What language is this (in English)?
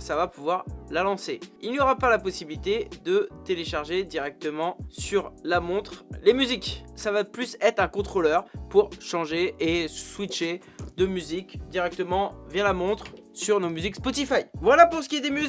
French